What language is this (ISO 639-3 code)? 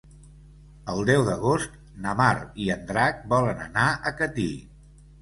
cat